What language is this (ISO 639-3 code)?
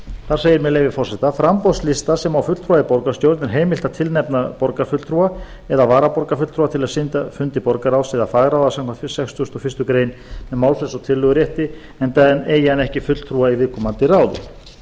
isl